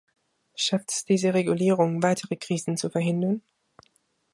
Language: German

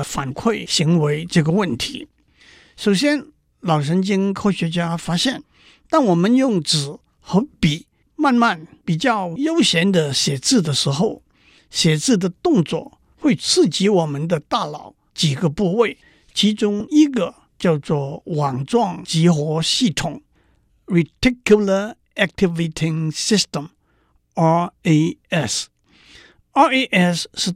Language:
Chinese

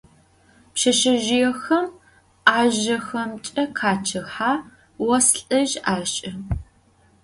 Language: Adyghe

